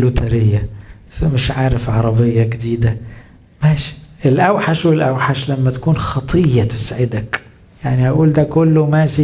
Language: Arabic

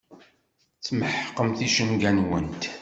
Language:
Kabyle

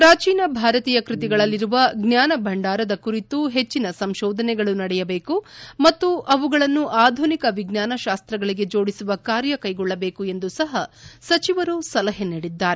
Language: Kannada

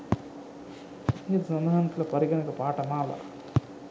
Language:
Sinhala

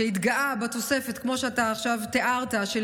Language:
Hebrew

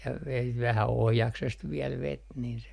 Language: Finnish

